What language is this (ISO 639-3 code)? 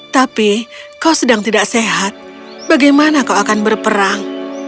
ind